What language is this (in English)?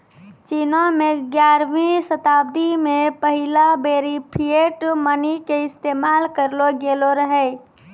Maithili